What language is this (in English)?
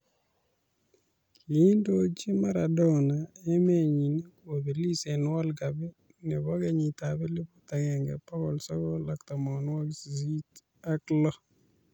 Kalenjin